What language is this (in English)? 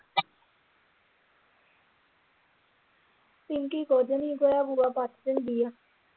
Punjabi